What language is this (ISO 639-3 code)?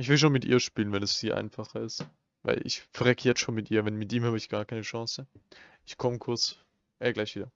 deu